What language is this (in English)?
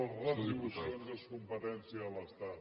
Catalan